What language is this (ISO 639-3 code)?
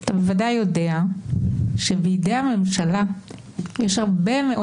heb